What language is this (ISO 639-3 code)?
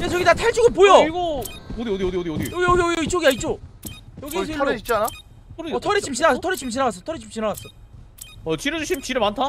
kor